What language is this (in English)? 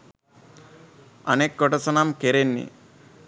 Sinhala